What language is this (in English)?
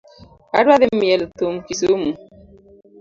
Luo (Kenya and Tanzania)